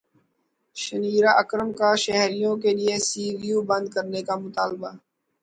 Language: Urdu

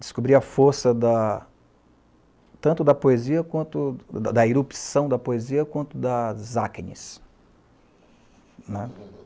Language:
Portuguese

